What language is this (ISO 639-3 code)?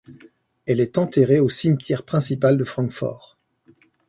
fra